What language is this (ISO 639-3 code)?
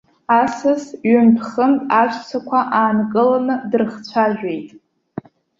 abk